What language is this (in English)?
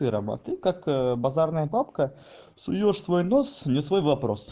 Russian